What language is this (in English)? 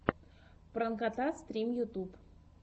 Russian